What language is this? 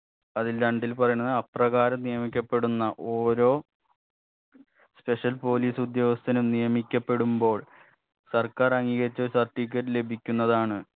Malayalam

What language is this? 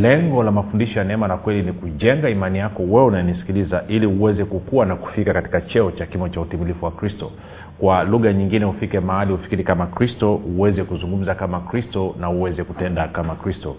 Swahili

